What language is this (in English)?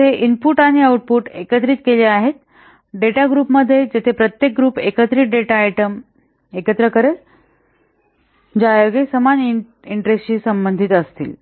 Marathi